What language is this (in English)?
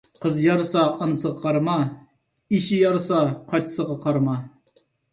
Uyghur